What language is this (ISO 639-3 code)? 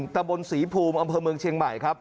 tha